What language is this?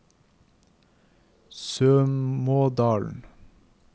Norwegian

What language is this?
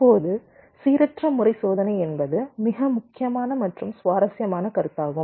Tamil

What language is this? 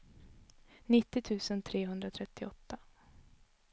Swedish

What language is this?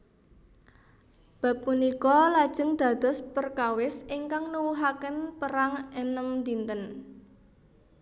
Javanese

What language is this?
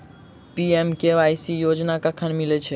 Maithili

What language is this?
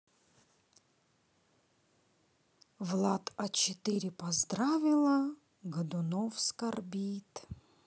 Russian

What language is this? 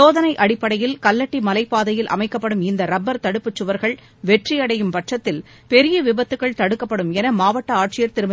Tamil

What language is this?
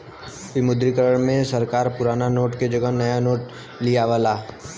Bhojpuri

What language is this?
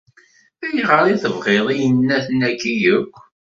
Kabyle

